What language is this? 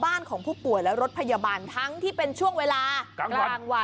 Thai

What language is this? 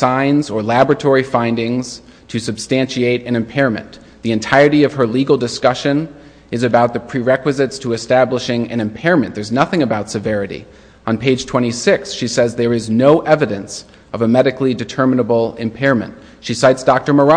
English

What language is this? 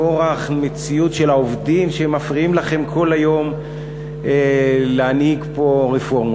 Hebrew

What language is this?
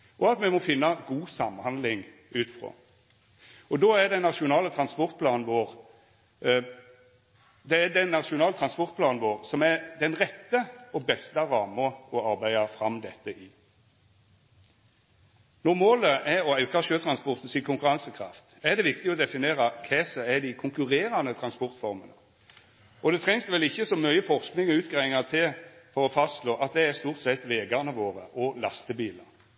Norwegian Nynorsk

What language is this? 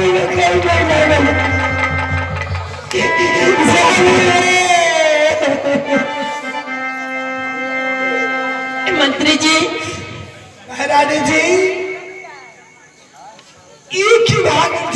Hindi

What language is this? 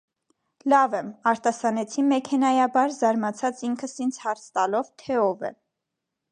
Armenian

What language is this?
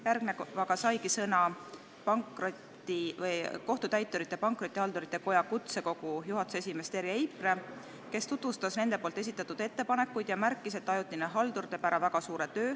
Estonian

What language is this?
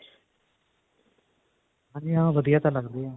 Punjabi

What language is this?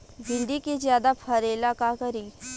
Bhojpuri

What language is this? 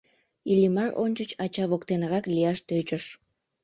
Mari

